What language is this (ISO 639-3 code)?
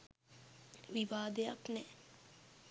sin